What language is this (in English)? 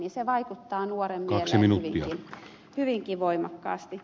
Finnish